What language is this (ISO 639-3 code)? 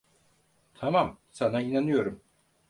tur